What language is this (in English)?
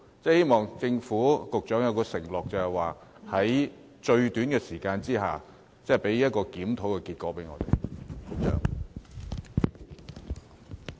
Cantonese